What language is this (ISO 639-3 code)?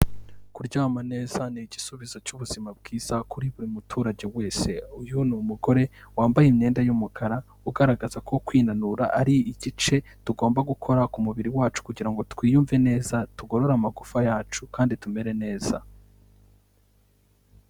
kin